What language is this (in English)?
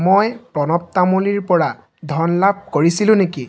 Assamese